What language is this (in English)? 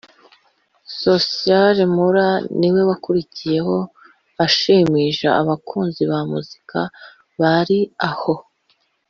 Kinyarwanda